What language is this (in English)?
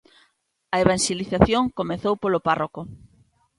Galician